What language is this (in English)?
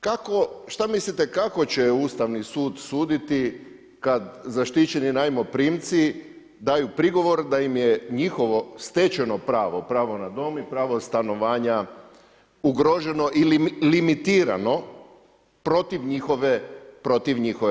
Croatian